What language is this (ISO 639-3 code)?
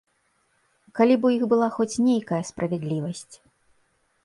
bel